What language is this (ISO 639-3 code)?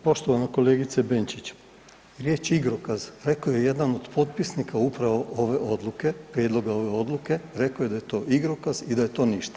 hrv